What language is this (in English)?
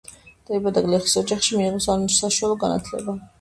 Georgian